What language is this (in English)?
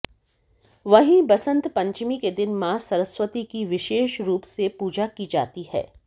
Hindi